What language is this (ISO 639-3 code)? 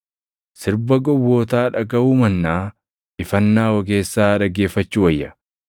orm